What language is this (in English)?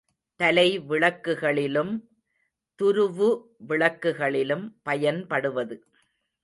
Tamil